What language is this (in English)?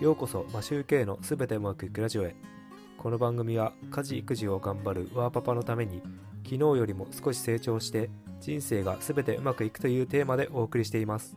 Japanese